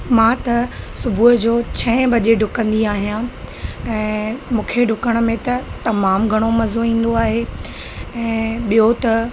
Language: Sindhi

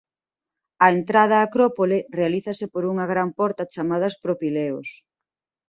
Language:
Galician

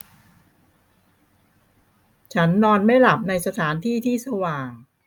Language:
Thai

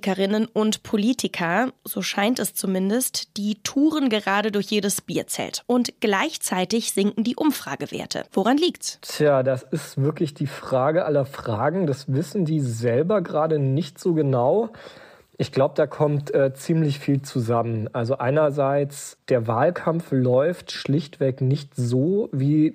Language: German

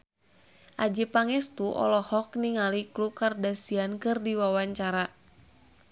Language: Sundanese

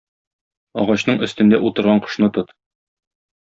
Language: Tatar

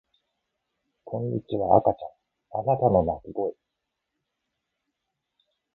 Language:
Japanese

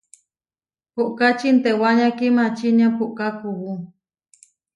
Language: Huarijio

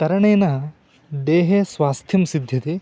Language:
Sanskrit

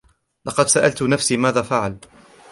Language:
Arabic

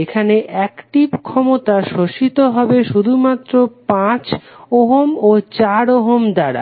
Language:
Bangla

